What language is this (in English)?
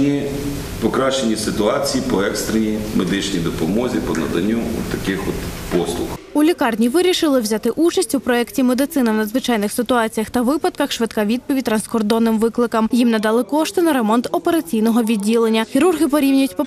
Ukrainian